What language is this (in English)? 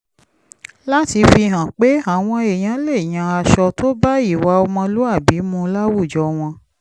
Yoruba